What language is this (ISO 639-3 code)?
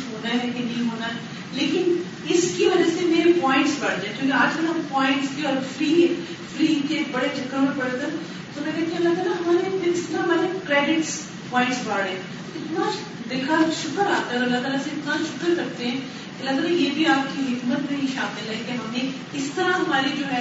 urd